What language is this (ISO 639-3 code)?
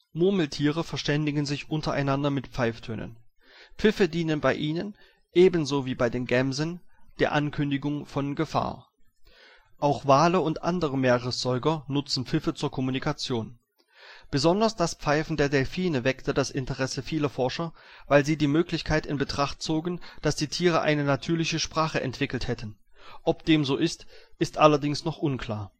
deu